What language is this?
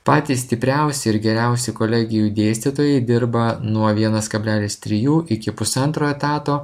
Lithuanian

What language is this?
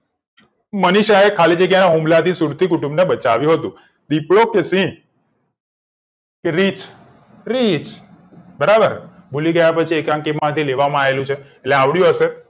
Gujarati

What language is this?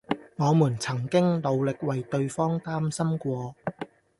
Cantonese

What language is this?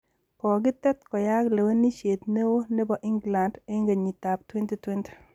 Kalenjin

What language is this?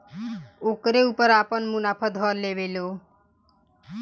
Bhojpuri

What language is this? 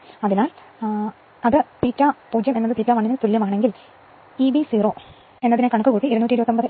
Malayalam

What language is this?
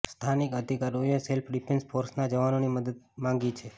Gujarati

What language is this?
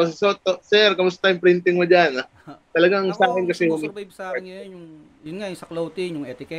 Filipino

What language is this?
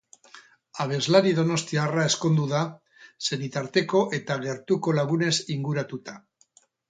Basque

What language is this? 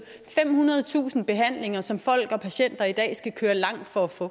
Danish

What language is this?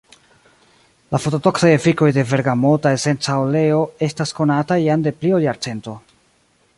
Esperanto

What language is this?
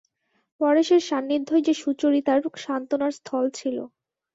Bangla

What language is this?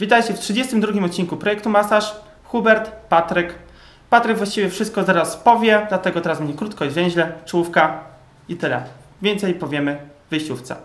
Polish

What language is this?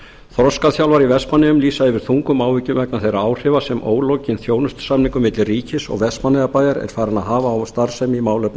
Icelandic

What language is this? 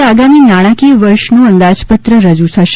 Gujarati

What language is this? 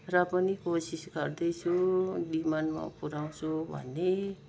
Nepali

